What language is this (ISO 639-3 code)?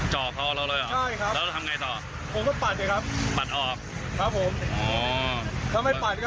tha